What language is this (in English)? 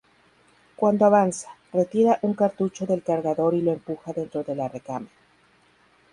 Spanish